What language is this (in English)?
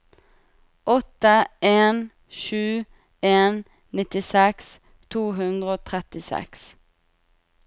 Norwegian